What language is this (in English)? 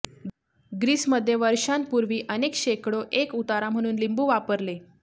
Marathi